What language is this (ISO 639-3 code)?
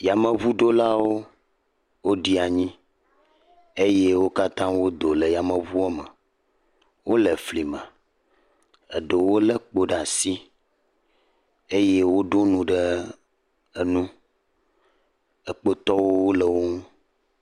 ewe